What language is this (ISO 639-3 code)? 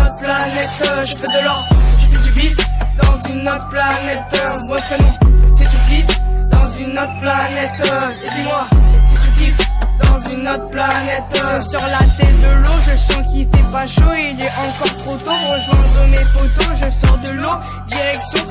fra